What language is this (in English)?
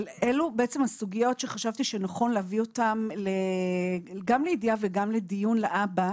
Hebrew